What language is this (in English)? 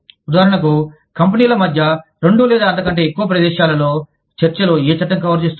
Telugu